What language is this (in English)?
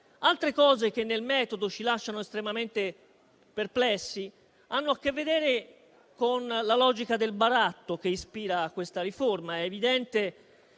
Italian